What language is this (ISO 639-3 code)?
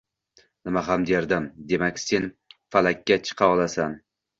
uzb